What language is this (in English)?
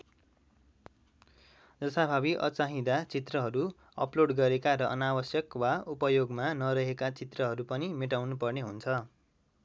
Nepali